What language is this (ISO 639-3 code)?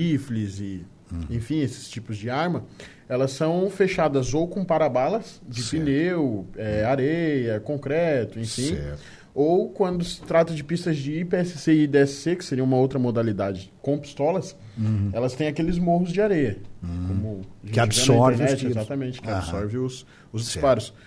por